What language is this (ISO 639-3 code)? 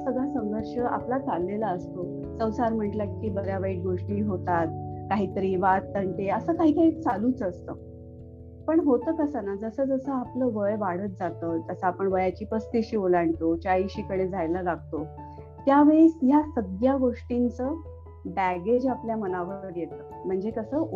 mar